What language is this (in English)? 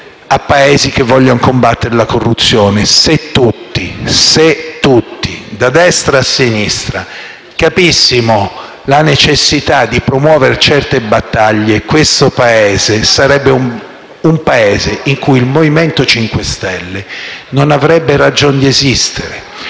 Italian